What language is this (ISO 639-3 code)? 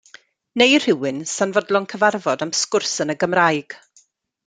cym